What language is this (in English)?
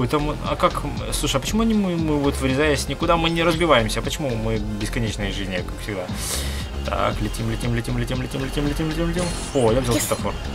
Russian